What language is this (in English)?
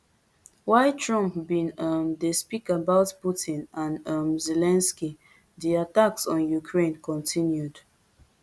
Nigerian Pidgin